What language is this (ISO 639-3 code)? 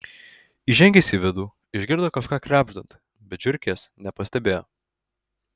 lit